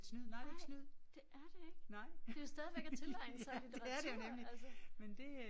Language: Danish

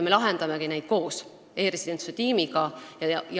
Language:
Estonian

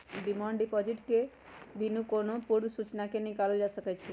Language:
Magahi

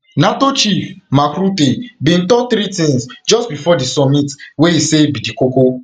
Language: Nigerian Pidgin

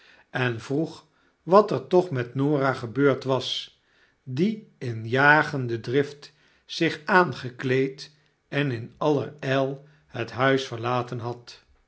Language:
Dutch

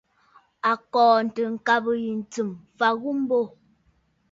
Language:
Bafut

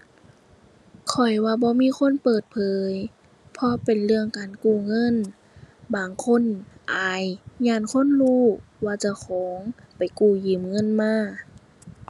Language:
Thai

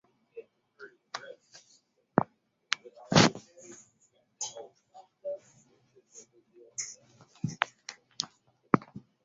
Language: English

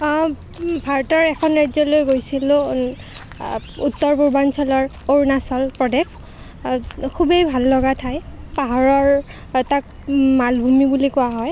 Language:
Assamese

